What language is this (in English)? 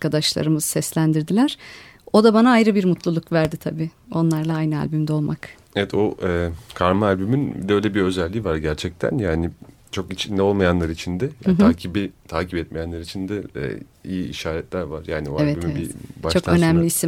Turkish